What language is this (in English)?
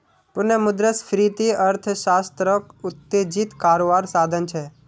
Magahi